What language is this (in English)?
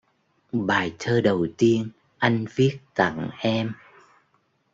Vietnamese